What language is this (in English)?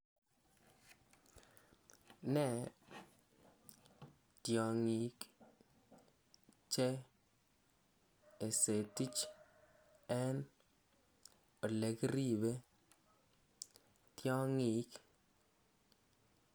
Kalenjin